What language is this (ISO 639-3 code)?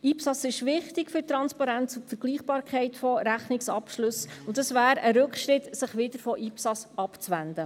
gsw